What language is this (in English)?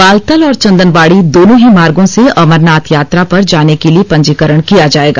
Hindi